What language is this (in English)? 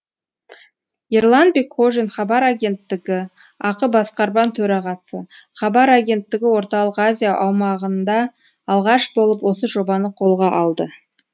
Kazakh